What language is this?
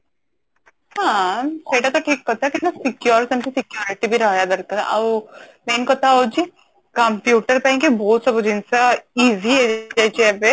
Odia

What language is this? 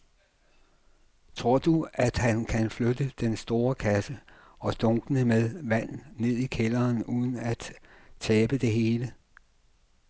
Danish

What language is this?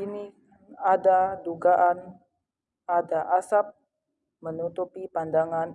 Indonesian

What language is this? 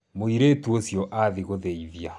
Kikuyu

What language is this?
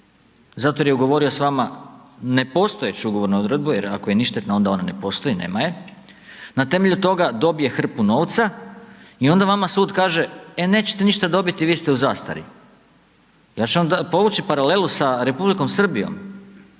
Croatian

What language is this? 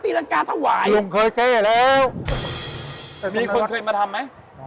Thai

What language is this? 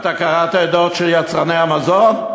Hebrew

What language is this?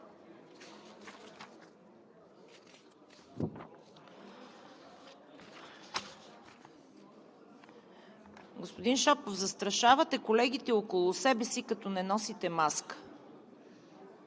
Bulgarian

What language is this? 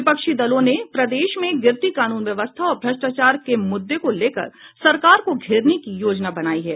Hindi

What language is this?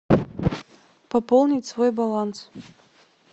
Russian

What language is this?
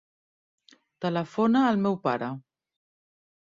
Catalan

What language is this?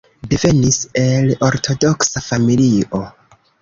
Esperanto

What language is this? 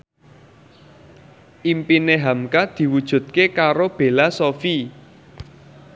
Javanese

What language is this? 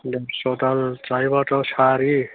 Bodo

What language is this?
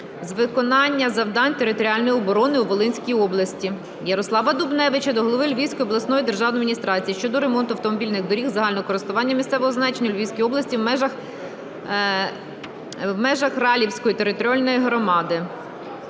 Ukrainian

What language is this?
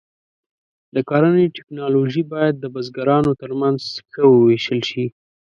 Pashto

